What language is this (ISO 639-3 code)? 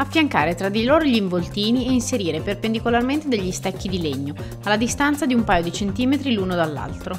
ita